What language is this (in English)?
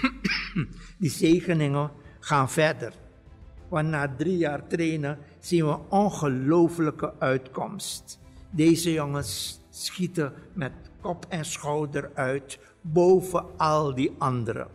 Dutch